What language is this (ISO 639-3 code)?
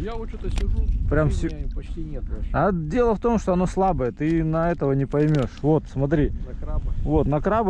rus